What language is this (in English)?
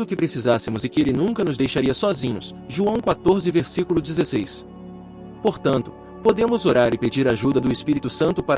Portuguese